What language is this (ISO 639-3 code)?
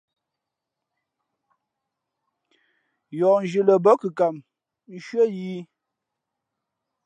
fmp